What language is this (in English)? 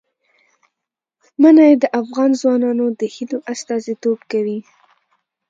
Pashto